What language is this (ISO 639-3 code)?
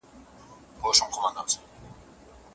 pus